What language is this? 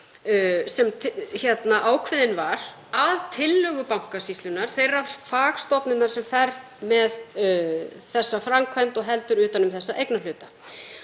Icelandic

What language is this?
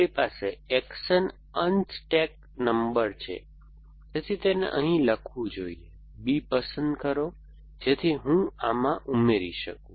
Gujarati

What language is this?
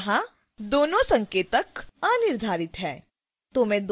Hindi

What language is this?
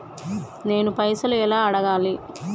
Telugu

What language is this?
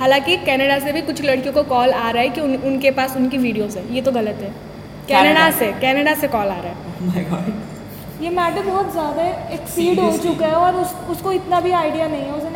Hindi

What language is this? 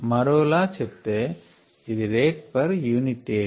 Telugu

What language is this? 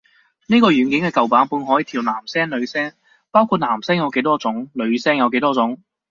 Cantonese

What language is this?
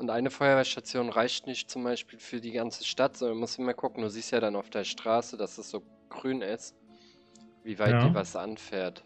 German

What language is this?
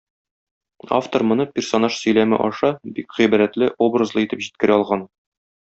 Tatar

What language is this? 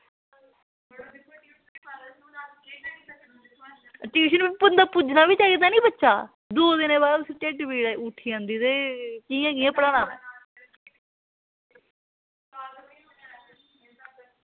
Dogri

